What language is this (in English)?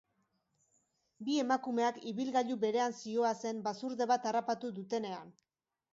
Basque